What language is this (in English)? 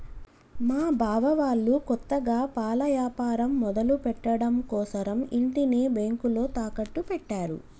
Telugu